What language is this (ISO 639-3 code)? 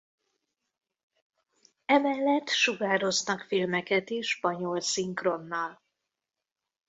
hun